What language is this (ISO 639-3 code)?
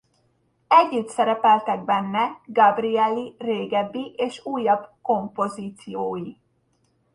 hun